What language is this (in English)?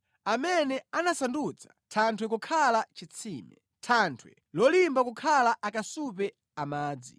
Nyanja